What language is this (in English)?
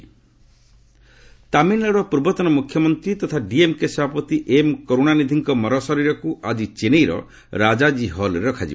Odia